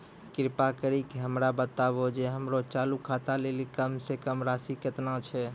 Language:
Maithili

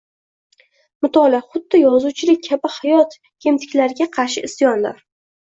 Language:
Uzbek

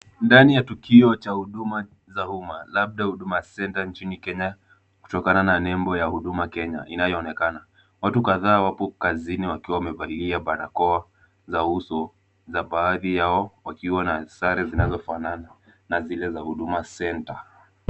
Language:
Swahili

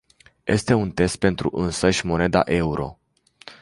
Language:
Romanian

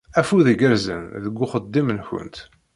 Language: Kabyle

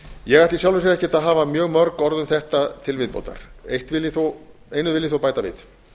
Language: Icelandic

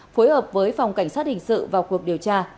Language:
Vietnamese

